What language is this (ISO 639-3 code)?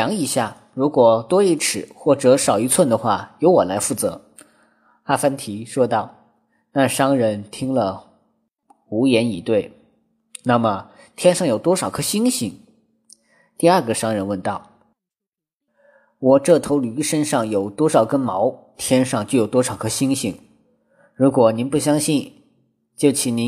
zho